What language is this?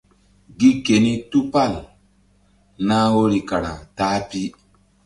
Mbum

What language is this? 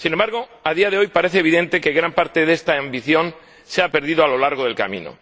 Spanish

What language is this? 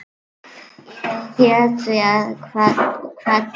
Icelandic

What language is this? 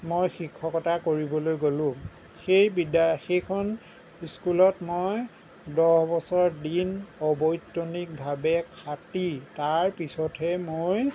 Assamese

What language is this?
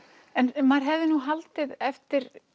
Icelandic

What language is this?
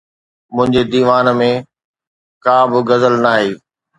Sindhi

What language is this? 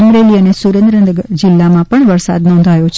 Gujarati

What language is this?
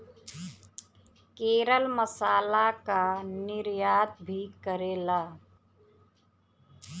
Bhojpuri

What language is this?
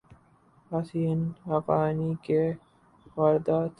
Urdu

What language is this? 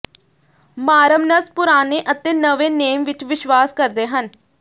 Punjabi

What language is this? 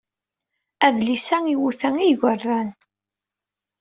Kabyle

